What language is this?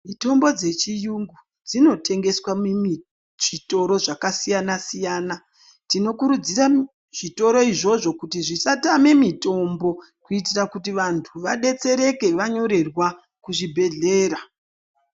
Ndau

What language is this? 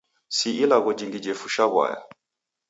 Taita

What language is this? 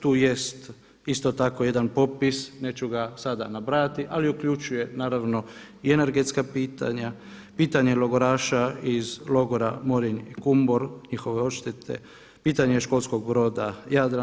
Croatian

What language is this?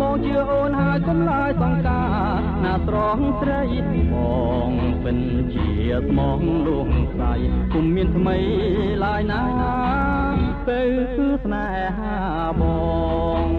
Thai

